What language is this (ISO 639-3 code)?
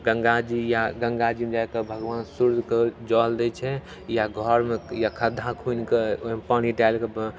mai